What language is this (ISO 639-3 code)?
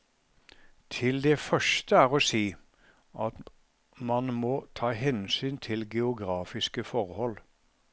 nor